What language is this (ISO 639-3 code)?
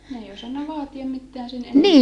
fin